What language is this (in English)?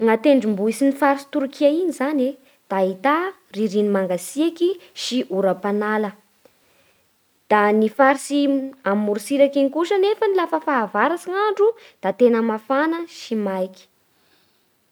Bara Malagasy